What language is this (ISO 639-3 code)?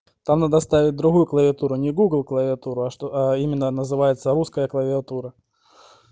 rus